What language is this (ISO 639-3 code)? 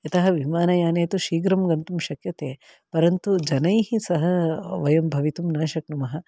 san